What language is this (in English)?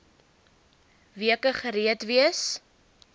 Afrikaans